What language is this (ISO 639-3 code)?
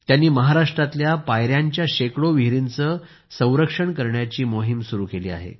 mar